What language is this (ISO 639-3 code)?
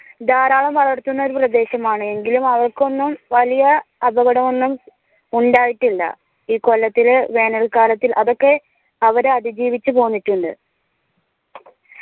mal